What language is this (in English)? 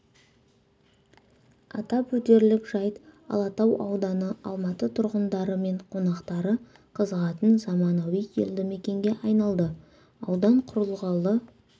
Kazakh